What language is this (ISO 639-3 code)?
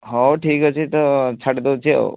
ori